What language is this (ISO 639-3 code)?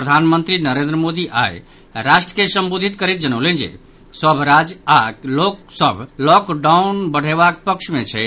mai